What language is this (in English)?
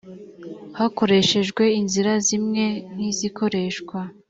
Kinyarwanda